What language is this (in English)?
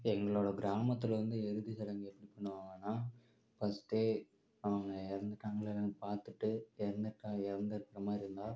Tamil